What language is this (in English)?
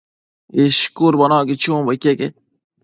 Matsés